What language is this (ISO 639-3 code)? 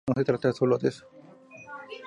spa